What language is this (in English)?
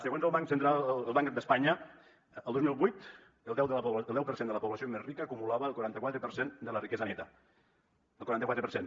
Catalan